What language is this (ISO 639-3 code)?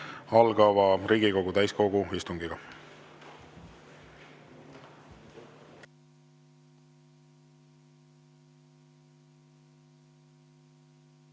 est